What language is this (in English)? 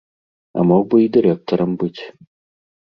Belarusian